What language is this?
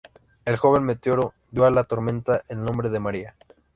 Spanish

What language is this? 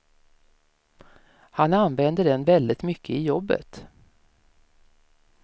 Swedish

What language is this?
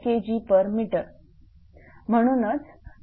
Marathi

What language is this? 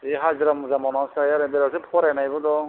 Bodo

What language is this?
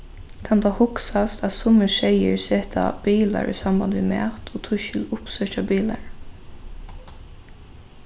Faroese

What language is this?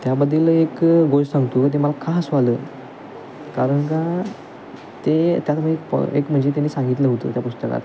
Marathi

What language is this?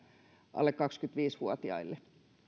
Finnish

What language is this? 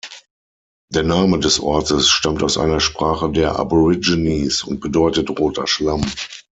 German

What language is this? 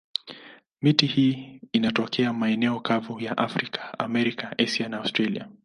Swahili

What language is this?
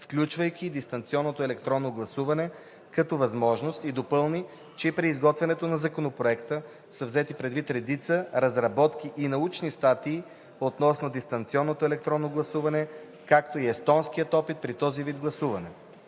Bulgarian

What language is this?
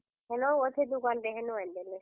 Odia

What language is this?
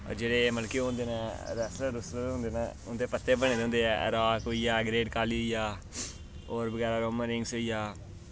Dogri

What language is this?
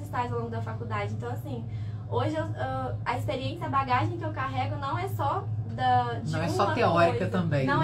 Portuguese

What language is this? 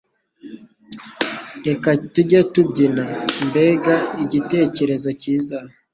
Kinyarwanda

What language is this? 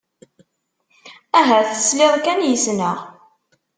Kabyle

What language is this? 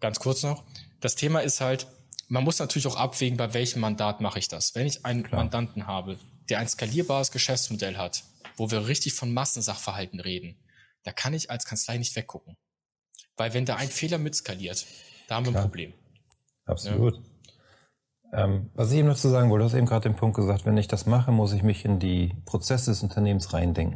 German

